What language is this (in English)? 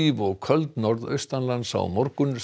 Icelandic